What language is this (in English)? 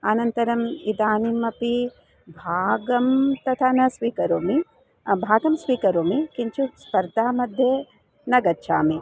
Sanskrit